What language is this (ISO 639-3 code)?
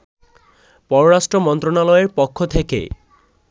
ben